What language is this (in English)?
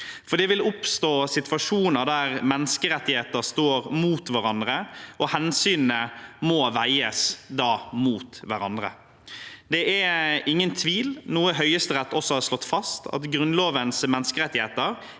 Norwegian